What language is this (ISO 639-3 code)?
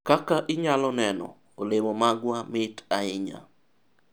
luo